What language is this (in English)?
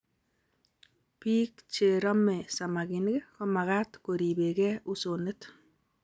Kalenjin